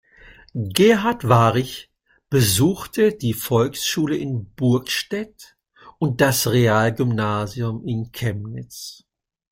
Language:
German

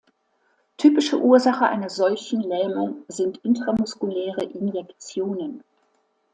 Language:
German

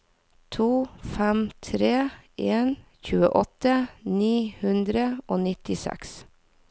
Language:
Norwegian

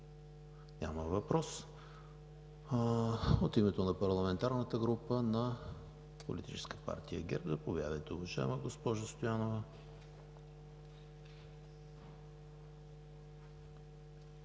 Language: Bulgarian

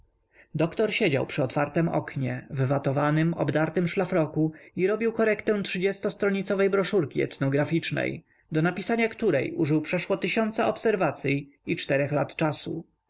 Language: Polish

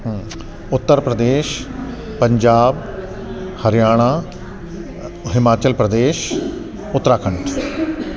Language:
Sindhi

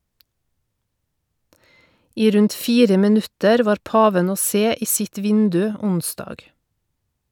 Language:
Norwegian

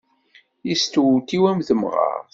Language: Kabyle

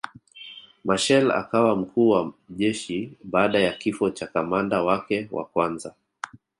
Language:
Swahili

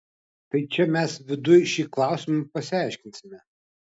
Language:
Lithuanian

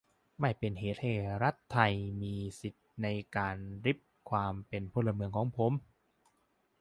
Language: Thai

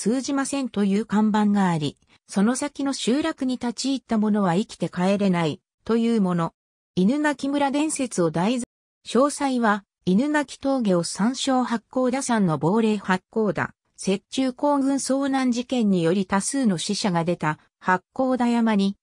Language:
Japanese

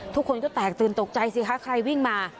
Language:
Thai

